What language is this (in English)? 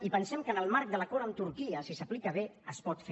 Catalan